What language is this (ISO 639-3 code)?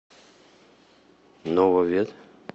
rus